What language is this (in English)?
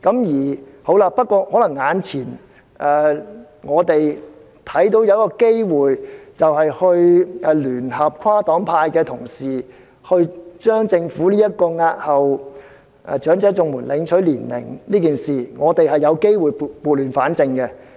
Cantonese